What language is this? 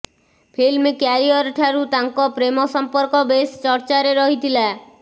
Odia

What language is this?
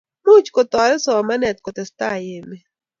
Kalenjin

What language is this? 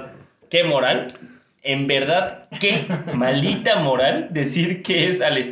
Spanish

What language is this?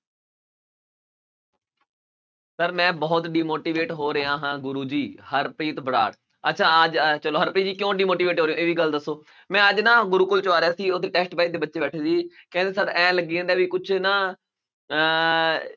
Punjabi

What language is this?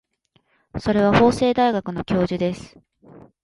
Japanese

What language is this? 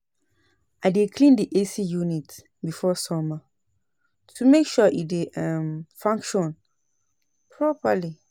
Nigerian Pidgin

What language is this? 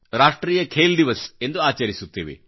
Kannada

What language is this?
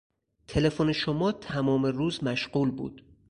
Persian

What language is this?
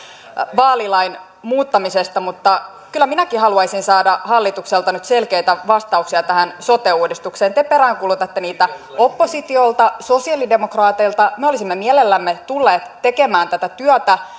Finnish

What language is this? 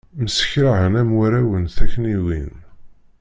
Kabyle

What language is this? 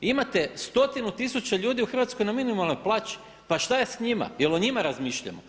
Croatian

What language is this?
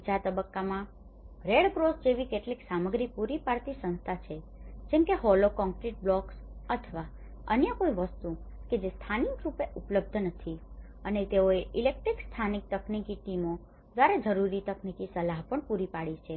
Gujarati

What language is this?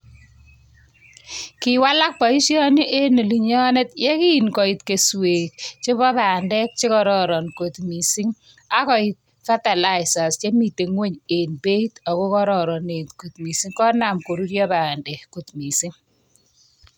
Kalenjin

